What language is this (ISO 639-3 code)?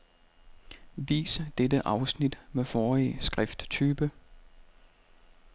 dan